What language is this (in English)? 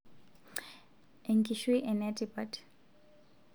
Masai